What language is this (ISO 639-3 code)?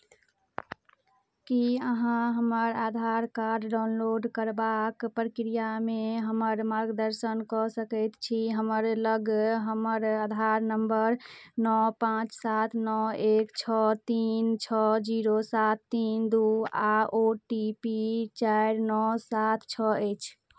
mai